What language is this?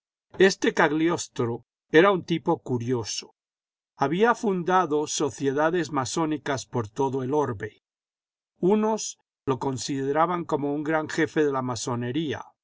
Spanish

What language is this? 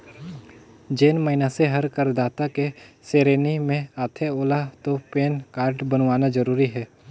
Chhattisgarhi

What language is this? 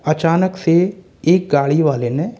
Hindi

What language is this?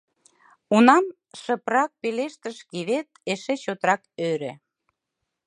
Mari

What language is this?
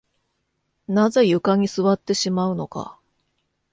Japanese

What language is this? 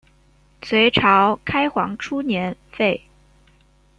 Chinese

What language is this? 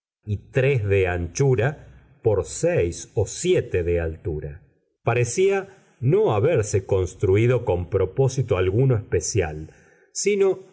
Spanish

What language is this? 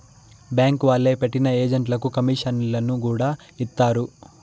Telugu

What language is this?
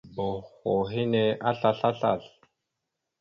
Mada (Cameroon)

